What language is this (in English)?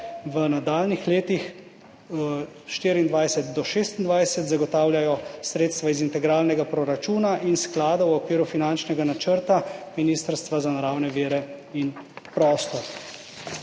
Slovenian